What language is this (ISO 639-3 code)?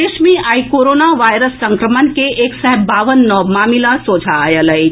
mai